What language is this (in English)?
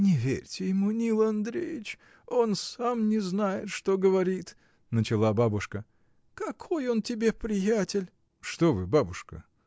Russian